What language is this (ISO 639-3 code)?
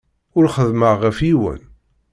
kab